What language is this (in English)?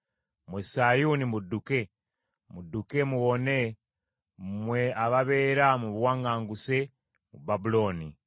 Ganda